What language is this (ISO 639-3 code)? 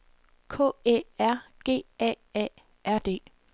dan